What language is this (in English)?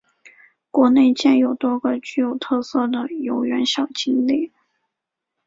Chinese